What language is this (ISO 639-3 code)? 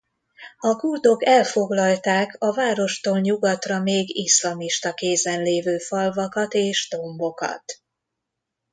hun